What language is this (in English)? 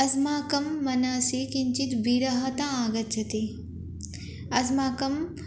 Sanskrit